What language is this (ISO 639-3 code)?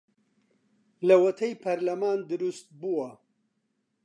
ckb